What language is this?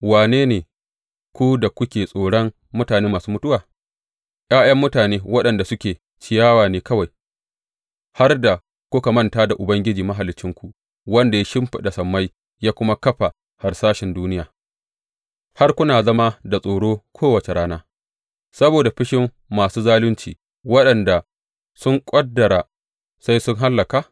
Hausa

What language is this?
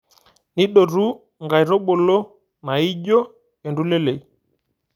Masai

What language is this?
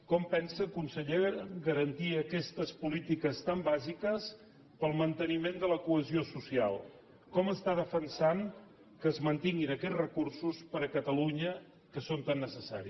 Catalan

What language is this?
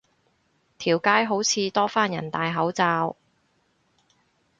Cantonese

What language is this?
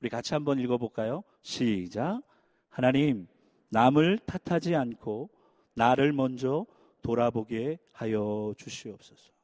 Korean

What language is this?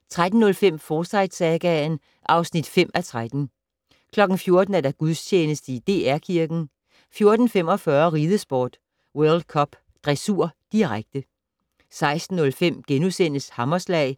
Danish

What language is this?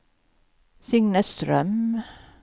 Swedish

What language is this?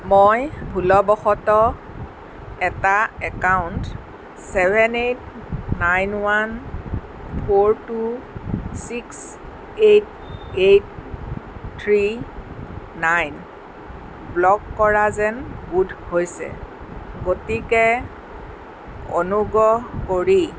Assamese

